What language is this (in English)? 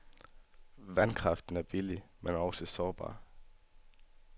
Danish